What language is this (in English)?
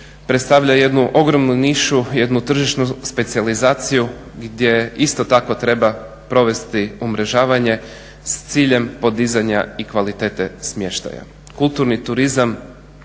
Croatian